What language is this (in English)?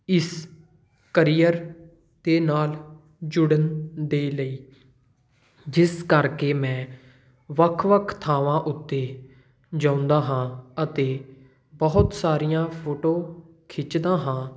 Punjabi